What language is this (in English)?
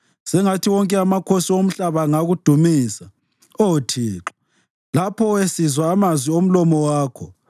North Ndebele